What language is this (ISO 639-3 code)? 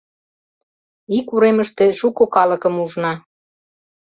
chm